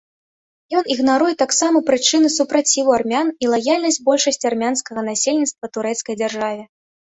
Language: Belarusian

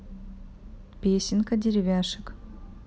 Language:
Russian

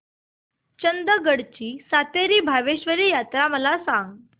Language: Marathi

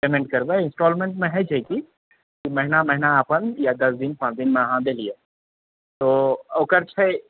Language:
Maithili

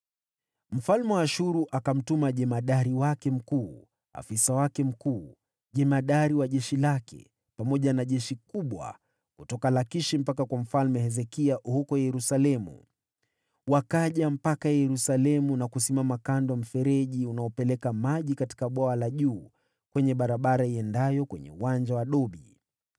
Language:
Swahili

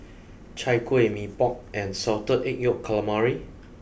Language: English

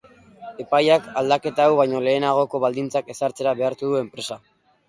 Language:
Basque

